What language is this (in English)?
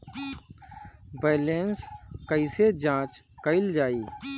Bhojpuri